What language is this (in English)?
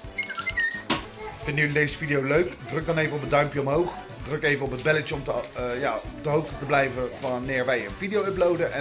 Dutch